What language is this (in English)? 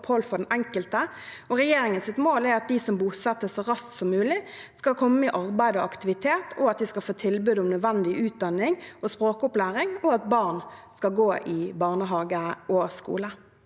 Norwegian